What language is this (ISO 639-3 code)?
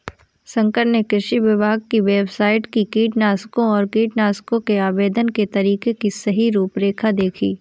hin